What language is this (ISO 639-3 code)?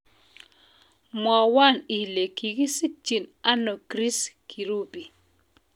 kln